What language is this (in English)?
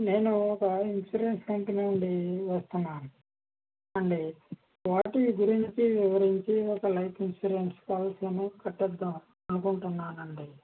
Telugu